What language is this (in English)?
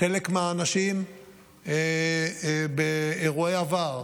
Hebrew